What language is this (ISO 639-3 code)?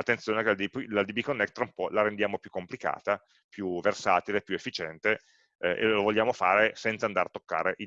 ita